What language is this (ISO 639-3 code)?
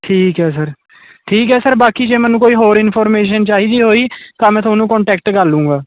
pan